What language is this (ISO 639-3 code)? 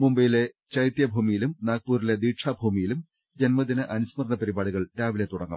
mal